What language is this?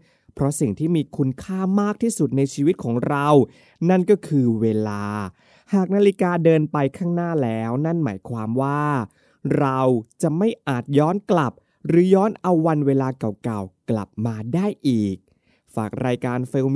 Thai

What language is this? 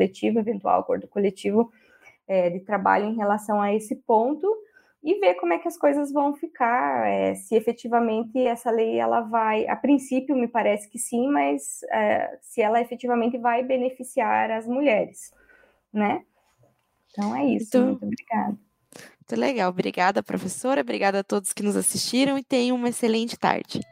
Portuguese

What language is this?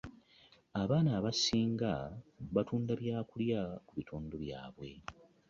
Ganda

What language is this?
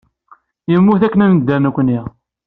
Kabyle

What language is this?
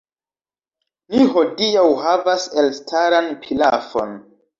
Esperanto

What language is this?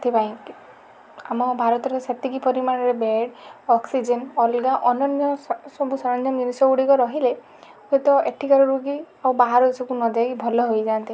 Odia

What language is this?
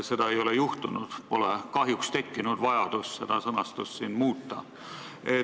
Estonian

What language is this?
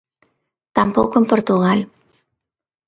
Galician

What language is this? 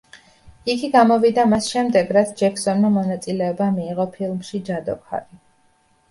Georgian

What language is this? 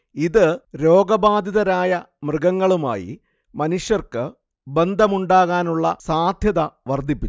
Malayalam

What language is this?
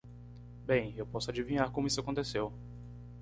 Portuguese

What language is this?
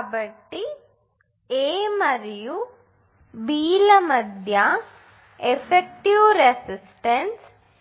Telugu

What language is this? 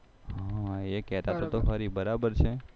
Gujarati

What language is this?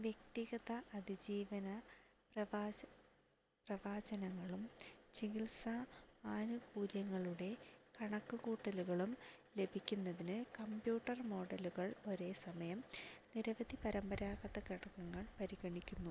Malayalam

